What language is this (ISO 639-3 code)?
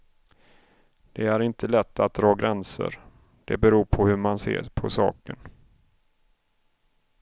swe